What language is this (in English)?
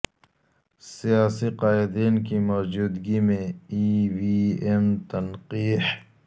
Urdu